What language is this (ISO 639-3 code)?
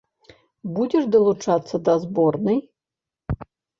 bel